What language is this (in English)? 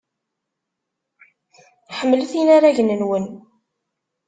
Kabyle